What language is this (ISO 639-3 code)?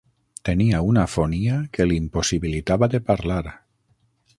cat